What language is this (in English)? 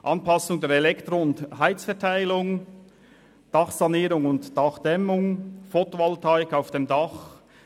Swiss German